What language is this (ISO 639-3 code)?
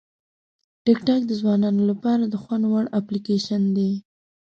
pus